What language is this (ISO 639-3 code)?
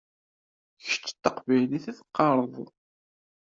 kab